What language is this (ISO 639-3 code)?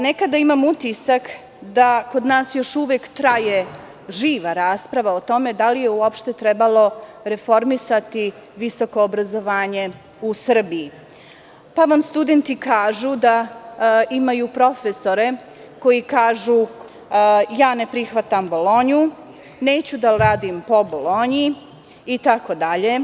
srp